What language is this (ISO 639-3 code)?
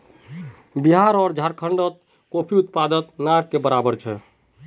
mag